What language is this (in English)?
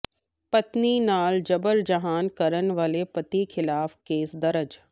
Punjabi